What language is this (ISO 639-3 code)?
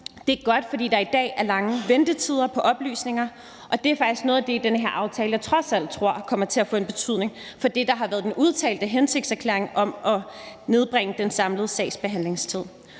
dan